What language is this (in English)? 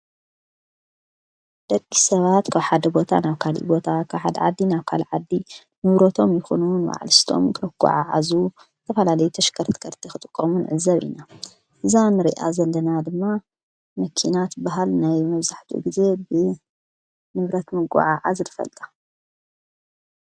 Tigrinya